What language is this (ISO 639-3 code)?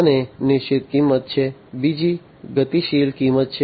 guj